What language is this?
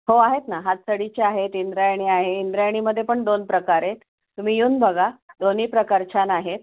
Marathi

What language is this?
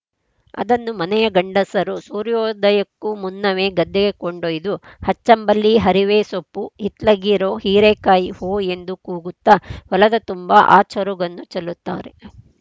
Kannada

